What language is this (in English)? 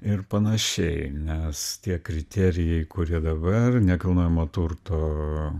Lithuanian